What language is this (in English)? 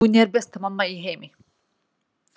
Icelandic